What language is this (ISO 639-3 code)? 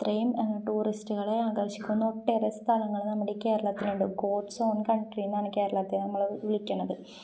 mal